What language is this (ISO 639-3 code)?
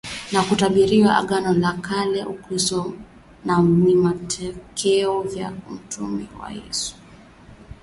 swa